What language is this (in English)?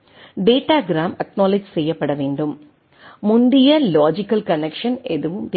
Tamil